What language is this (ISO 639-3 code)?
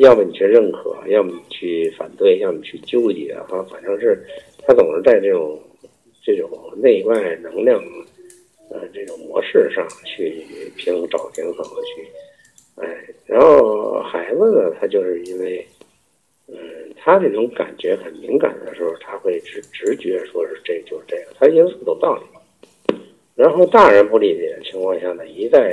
zho